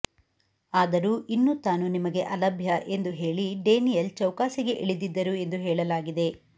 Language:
Kannada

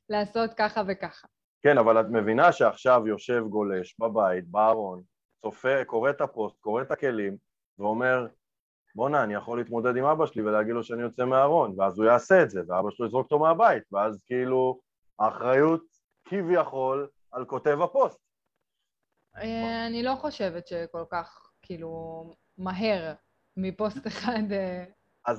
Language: Hebrew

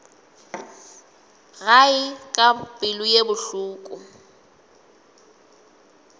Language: Northern Sotho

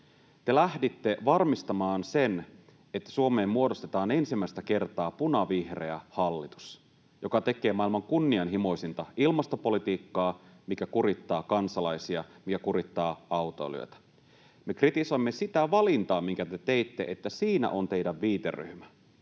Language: Finnish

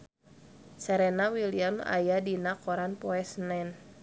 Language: Sundanese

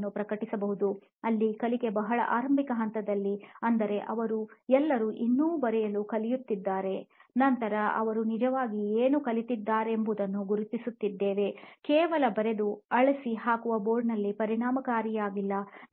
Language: Kannada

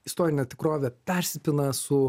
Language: Lithuanian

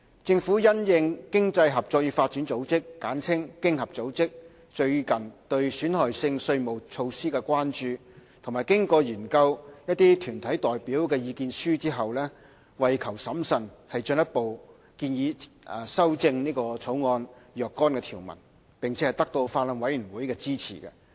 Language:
Cantonese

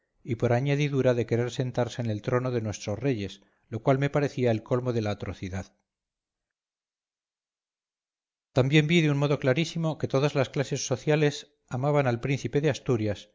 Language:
Spanish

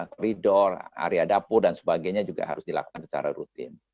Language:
Indonesian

